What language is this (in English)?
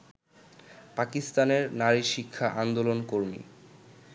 Bangla